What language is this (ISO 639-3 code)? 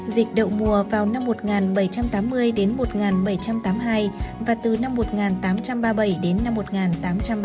vie